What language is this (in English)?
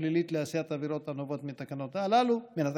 Hebrew